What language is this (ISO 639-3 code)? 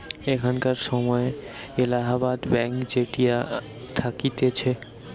ben